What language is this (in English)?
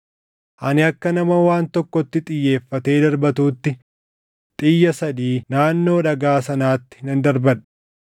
Oromo